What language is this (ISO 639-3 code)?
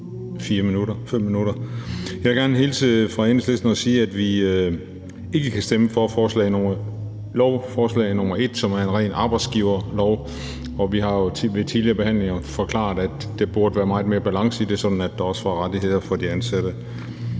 dan